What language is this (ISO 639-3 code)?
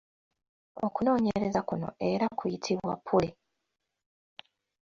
lug